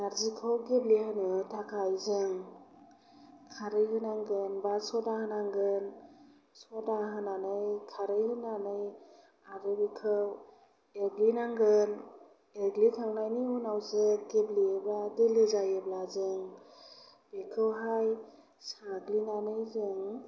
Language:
Bodo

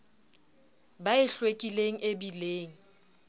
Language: Southern Sotho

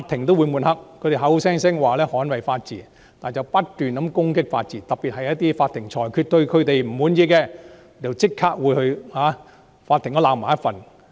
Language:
Cantonese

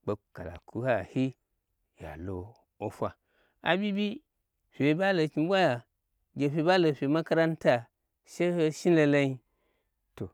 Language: Gbagyi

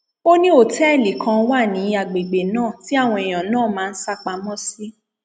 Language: Yoruba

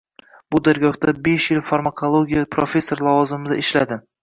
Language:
Uzbek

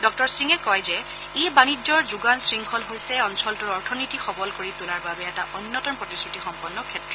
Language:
Assamese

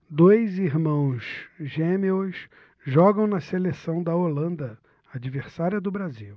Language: Portuguese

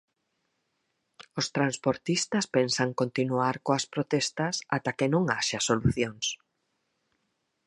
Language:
Galician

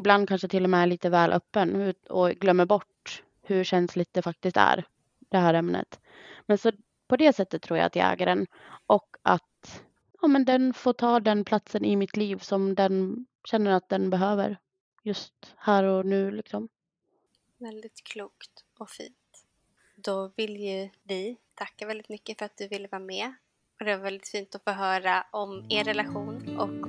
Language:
Swedish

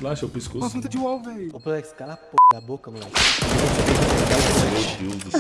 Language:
Portuguese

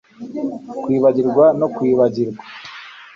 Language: Kinyarwanda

